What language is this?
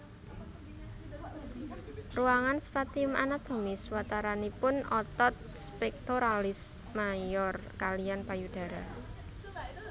Javanese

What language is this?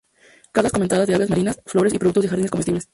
Spanish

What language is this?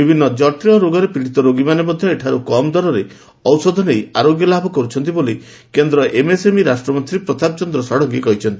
Odia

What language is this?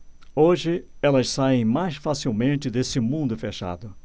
Portuguese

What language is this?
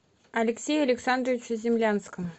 Russian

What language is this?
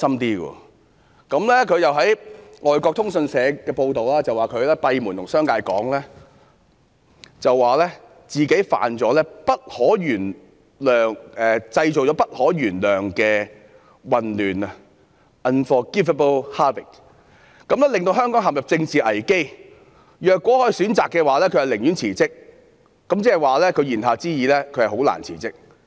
Cantonese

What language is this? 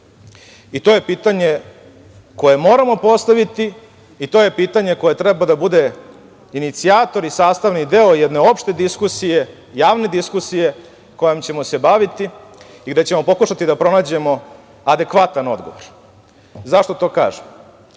Serbian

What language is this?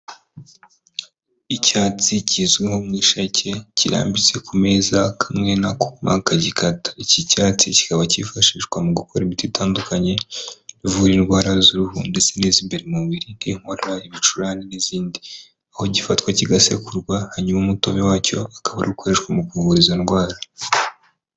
Kinyarwanda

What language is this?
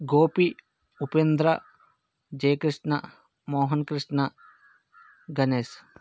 Telugu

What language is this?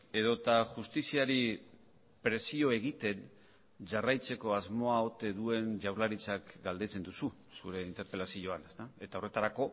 Basque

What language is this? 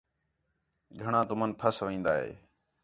Khetrani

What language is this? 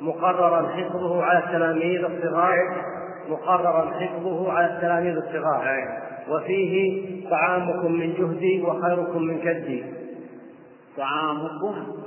Arabic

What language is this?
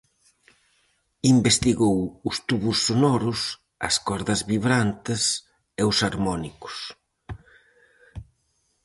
Galician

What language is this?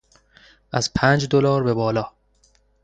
Persian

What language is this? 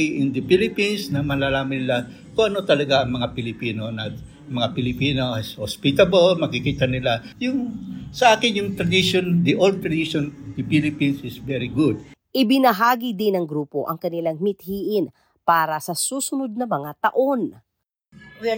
Filipino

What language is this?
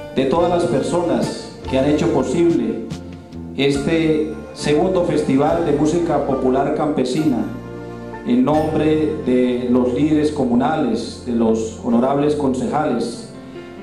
Spanish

